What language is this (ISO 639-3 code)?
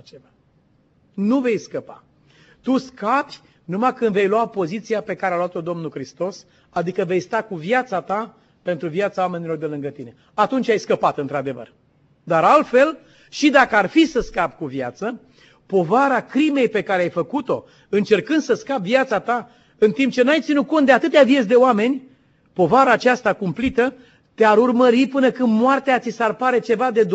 ron